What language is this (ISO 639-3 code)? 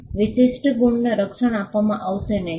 guj